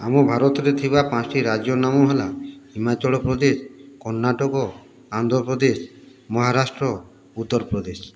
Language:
Odia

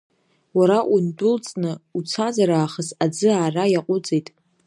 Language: Abkhazian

